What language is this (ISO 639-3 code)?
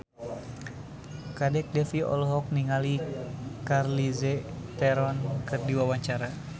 sun